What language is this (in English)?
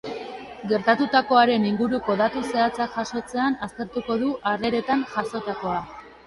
Basque